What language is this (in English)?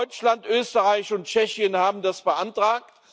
German